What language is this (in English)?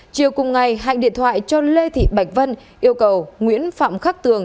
Vietnamese